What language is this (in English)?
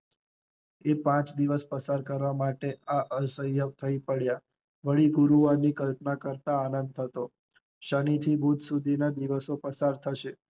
Gujarati